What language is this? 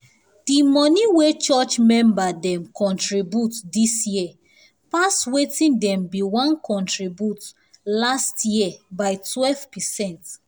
Nigerian Pidgin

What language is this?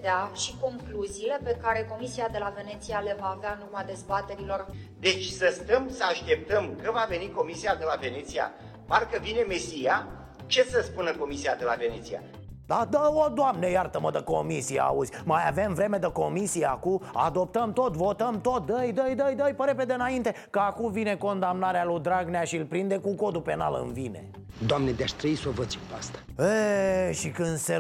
Romanian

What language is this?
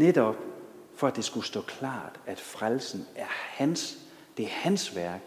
Danish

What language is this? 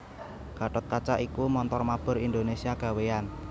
Javanese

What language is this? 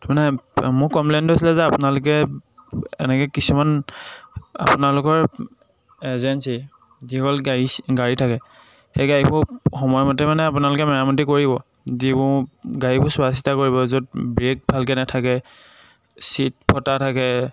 Assamese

